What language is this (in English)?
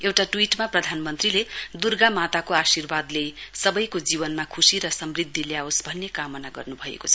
Nepali